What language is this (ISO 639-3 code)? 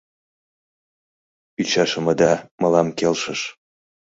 chm